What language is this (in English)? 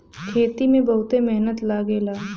Bhojpuri